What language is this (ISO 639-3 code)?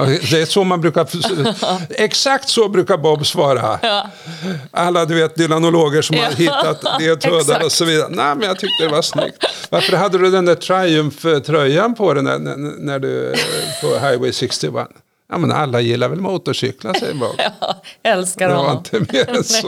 swe